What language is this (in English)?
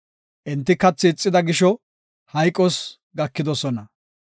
Gofa